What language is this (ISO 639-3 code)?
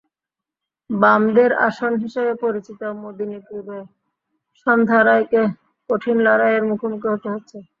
ben